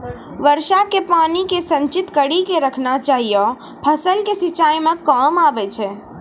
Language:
Maithili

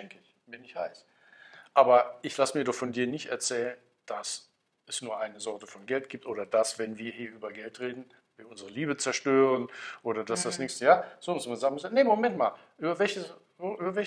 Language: German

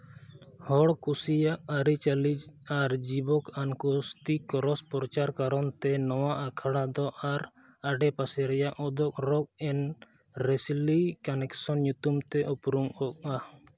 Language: Santali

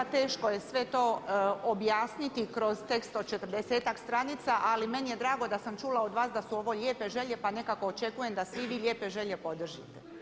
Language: Croatian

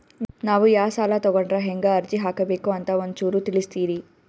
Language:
Kannada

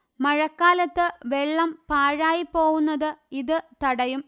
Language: Malayalam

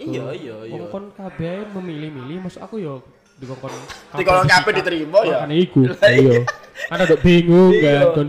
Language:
Indonesian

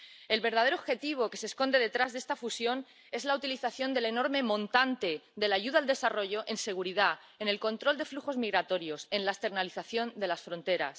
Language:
Spanish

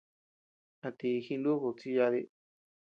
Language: Tepeuxila Cuicatec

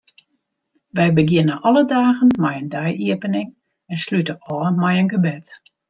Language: Western Frisian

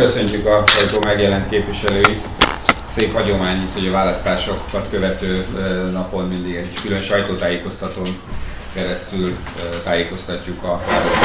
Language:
Hungarian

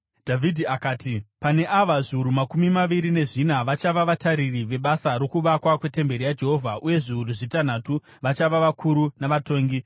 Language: Shona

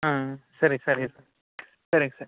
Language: Kannada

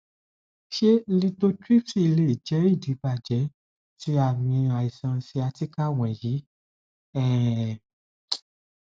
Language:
Yoruba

